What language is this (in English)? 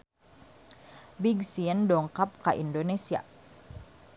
Sundanese